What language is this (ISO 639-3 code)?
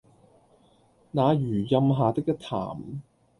yue